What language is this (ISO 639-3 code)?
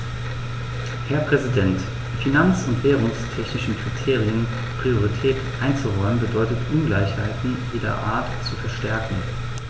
deu